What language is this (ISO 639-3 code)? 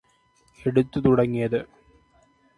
mal